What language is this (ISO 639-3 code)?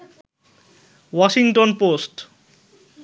ben